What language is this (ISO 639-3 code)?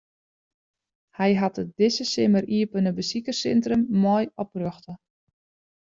fry